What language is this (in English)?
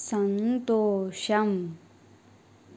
Telugu